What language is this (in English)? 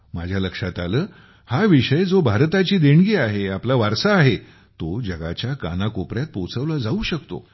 Marathi